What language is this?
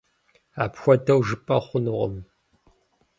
Kabardian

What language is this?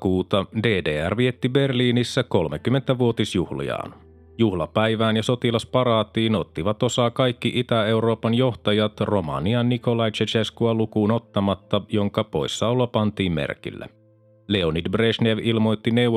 Finnish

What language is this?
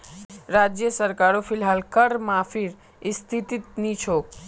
Magahi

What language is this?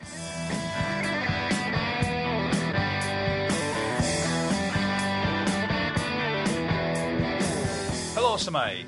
Welsh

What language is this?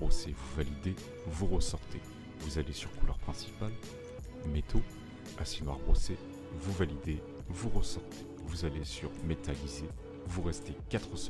French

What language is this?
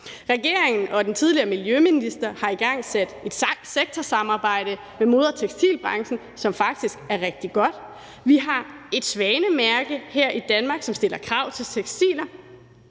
Danish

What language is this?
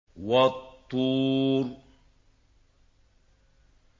Arabic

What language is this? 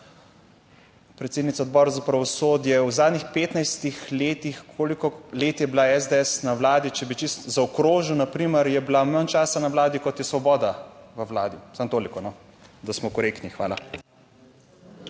Slovenian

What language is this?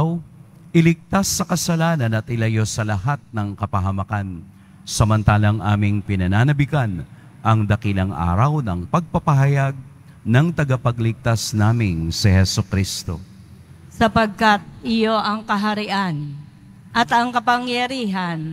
Filipino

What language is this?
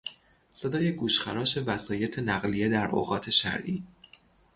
Persian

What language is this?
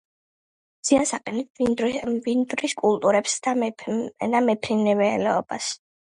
Georgian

